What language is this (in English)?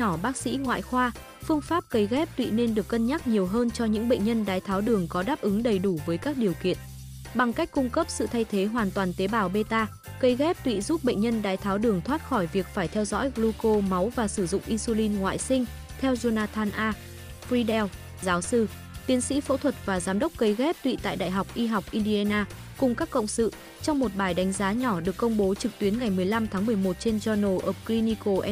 Vietnamese